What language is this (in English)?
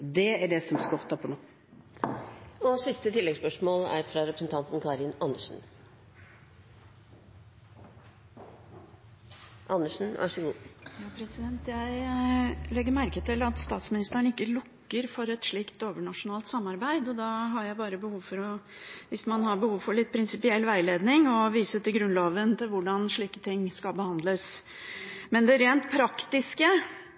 Norwegian